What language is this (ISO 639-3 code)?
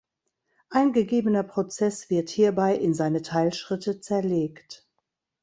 deu